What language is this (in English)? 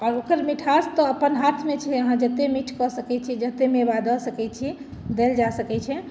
Maithili